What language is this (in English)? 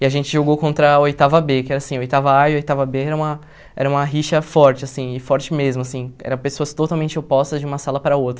Portuguese